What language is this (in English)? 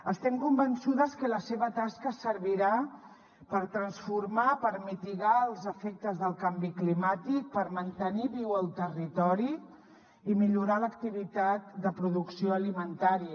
Catalan